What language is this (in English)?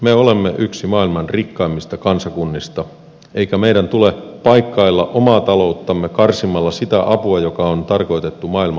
Finnish